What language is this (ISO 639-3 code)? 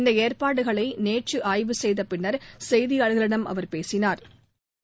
tam